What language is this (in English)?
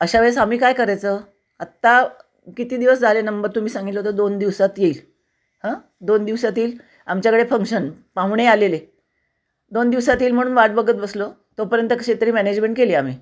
Marathi